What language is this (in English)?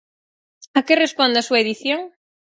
Galician